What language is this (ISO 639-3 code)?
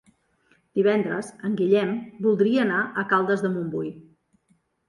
cat